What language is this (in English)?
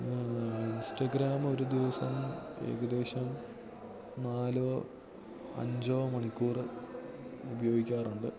Malayalam